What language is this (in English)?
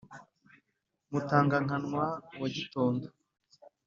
Kinyarwanda